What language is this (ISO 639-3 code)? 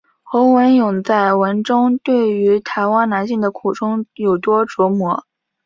zho